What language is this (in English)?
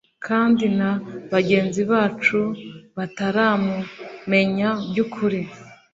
Kinyarwanda